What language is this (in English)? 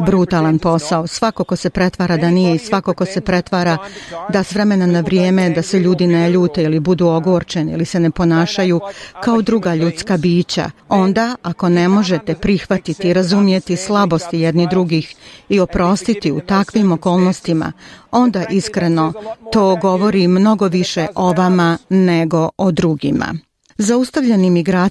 Croatian